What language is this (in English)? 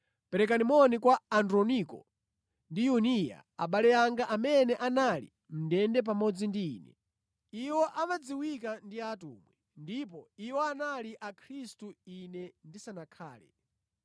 Nyanja